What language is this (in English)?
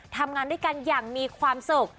Thai